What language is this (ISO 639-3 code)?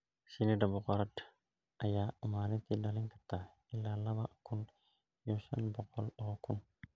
som